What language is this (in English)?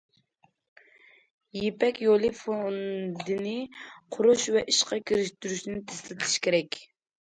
Uyghur